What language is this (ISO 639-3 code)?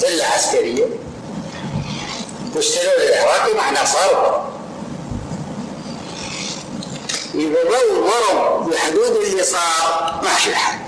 ara